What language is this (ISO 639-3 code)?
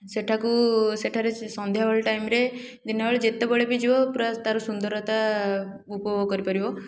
ori